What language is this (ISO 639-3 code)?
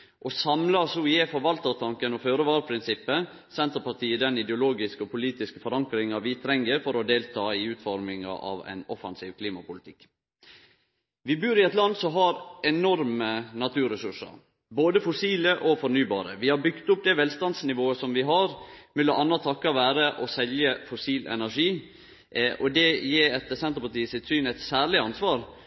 nno